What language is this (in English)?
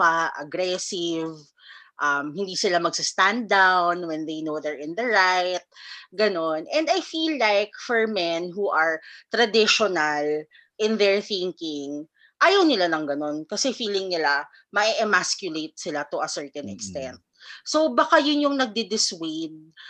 Filipino